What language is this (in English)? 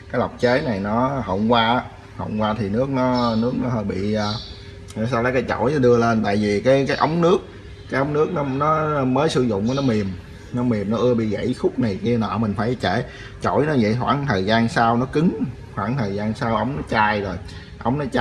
Vietnamese